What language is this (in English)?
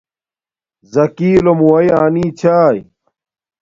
Domaaki